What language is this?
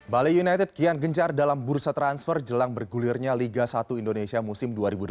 Indonesian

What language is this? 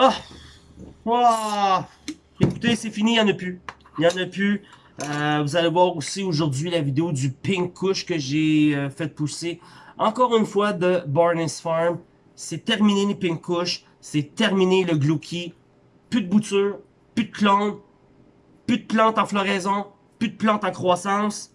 French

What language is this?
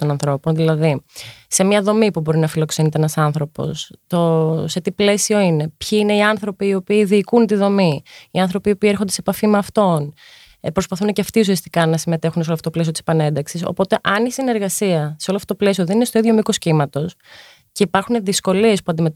Greek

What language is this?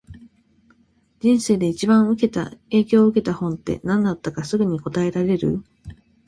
Japanese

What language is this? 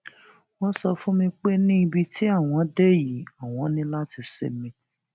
Yoruba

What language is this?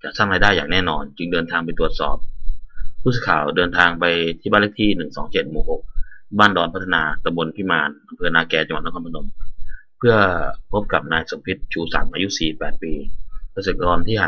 Thai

